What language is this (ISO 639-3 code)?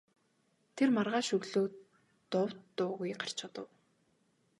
mon